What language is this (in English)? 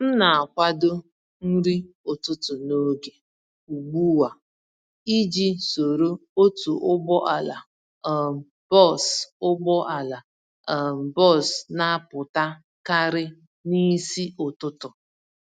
Igbo